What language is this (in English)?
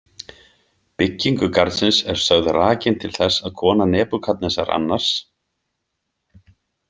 Icelandic